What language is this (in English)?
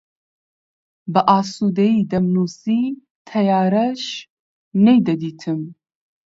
Central Kurdish